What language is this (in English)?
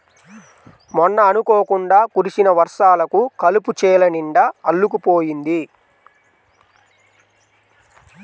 Telugu